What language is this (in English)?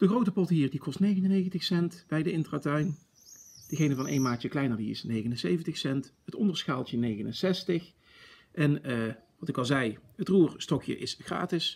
Dutch